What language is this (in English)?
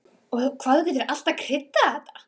Icelandic